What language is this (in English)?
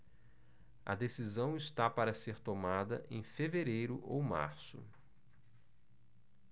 Portuguese